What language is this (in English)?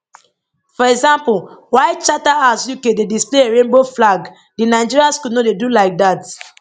Nigerian Pidgin